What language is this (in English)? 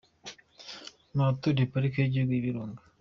Kinyarwanda